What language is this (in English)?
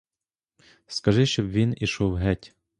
Ukrainian